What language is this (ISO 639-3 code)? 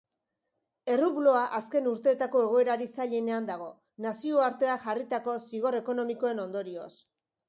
eus